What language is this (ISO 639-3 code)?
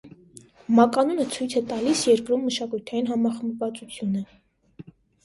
hye